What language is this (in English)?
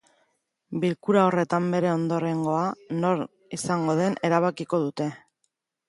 Basque